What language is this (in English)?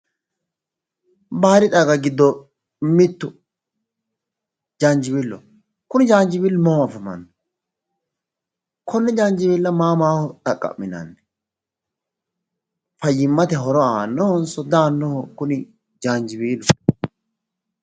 Sidamo